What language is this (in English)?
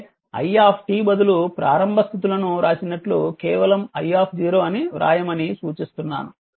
Telugu